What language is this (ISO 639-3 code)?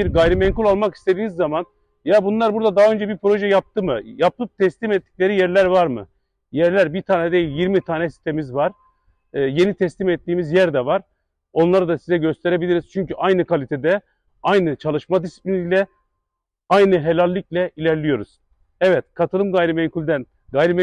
tur